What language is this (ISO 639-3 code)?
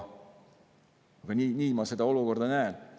est